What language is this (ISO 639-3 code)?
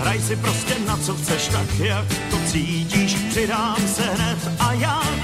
slk